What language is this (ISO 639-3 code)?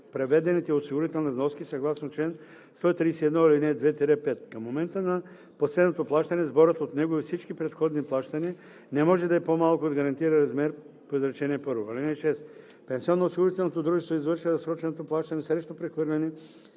bul